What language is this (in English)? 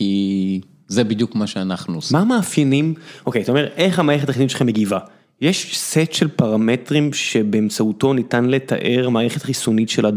Hebrew